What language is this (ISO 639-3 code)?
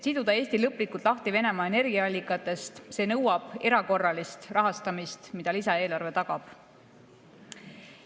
est